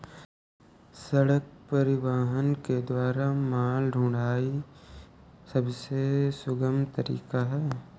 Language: Hindi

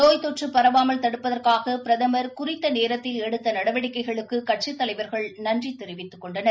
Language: Tamil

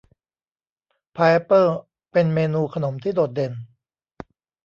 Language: Thai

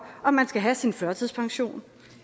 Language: Danish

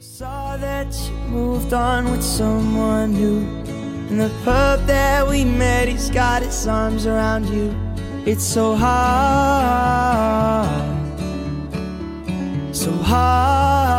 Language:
Korean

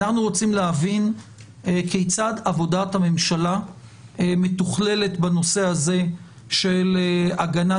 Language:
Hebrew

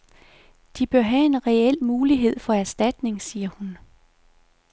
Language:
Danish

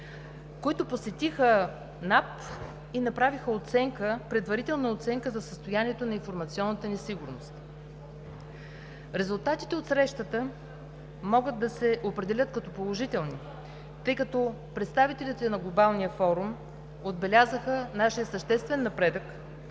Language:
Bulgarian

